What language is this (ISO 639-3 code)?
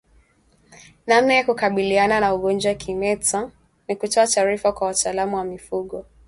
swa